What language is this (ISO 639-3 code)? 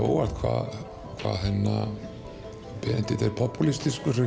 isl